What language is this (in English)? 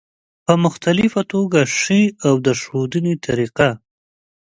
Pashto